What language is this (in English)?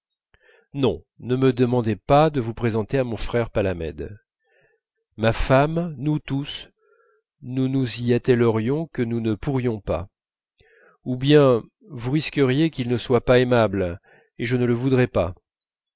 French